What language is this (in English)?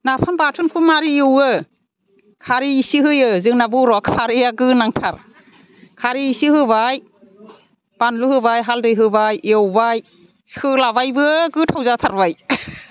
Bodo